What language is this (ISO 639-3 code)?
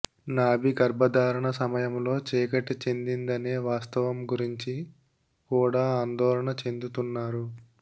tel